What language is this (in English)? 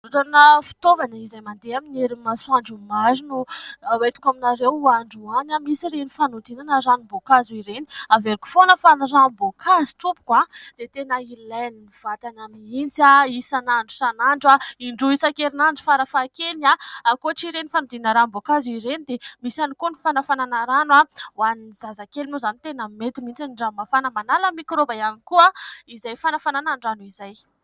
Malagasy